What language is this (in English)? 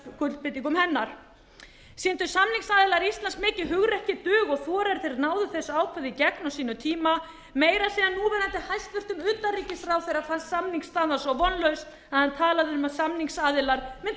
Icelandic